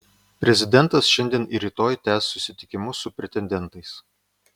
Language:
Lithuanian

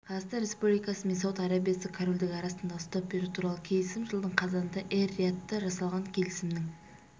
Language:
Kazakh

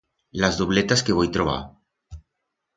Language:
Aragonese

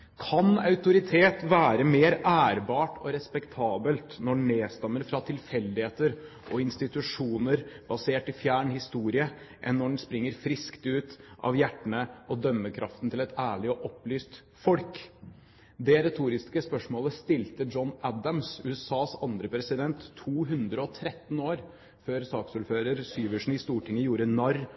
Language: Norwegian Bokmål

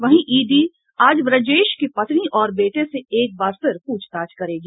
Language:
Hindi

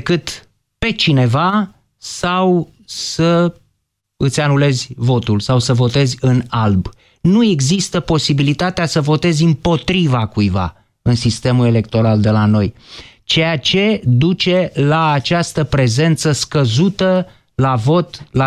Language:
Romanian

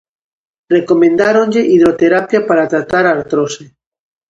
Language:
Galician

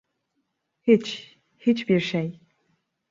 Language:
Turkish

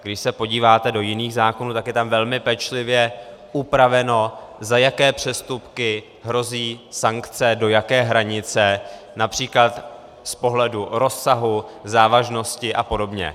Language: Czech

